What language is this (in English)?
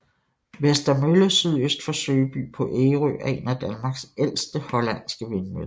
Danish